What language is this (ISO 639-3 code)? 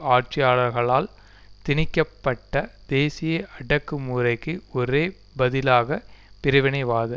tam